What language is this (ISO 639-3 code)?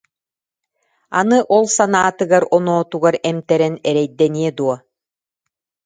sah